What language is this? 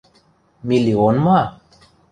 Western Mari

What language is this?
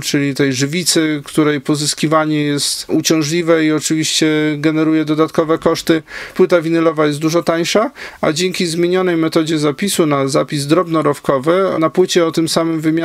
Polish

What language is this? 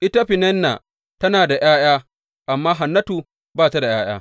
Hausa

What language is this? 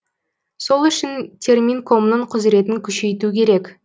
Kazakh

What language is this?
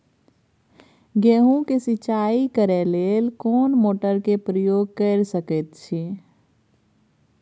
Maithili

